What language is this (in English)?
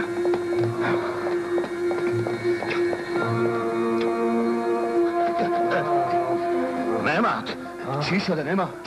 Persian